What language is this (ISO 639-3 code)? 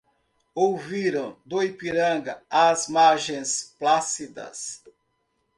por